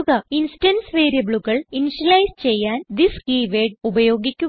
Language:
Malayalam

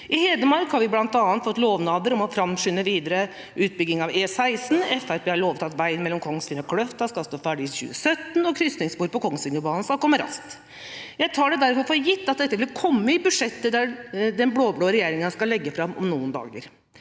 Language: Norwegian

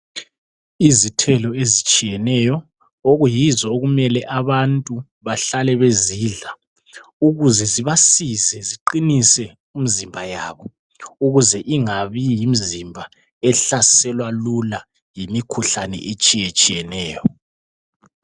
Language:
North Ndebele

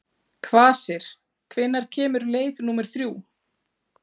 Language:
Icelandic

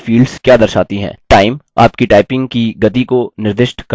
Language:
Hindi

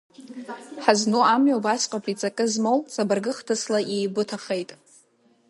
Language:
Abkhazian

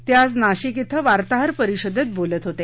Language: Marathi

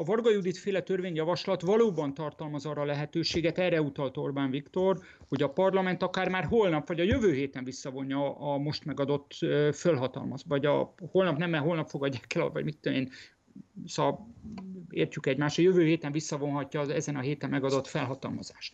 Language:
Hungarian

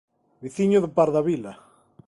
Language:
Galician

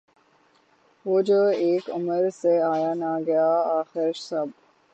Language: Urdu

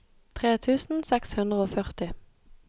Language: Norwegian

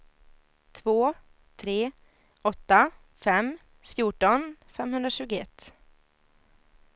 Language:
Swedish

